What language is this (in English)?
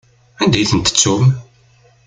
Kabyle